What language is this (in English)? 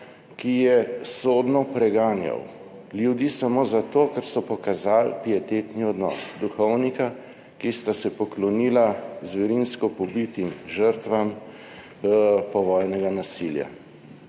Slovenian